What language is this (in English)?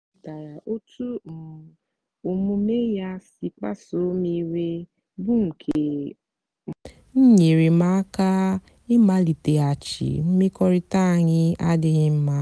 Igbo